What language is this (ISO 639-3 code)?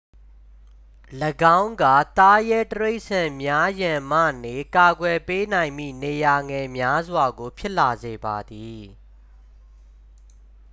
mya